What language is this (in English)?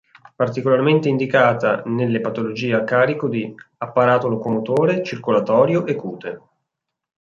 Italian